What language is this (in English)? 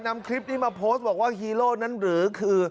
Thai